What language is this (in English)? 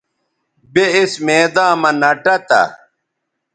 Bateri